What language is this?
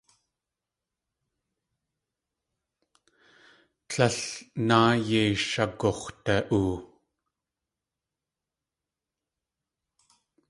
Tlingit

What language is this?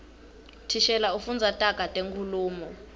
Swati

